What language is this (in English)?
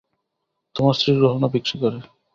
Bangla